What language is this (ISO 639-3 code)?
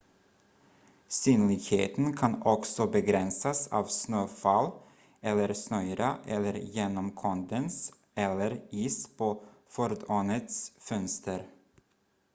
swe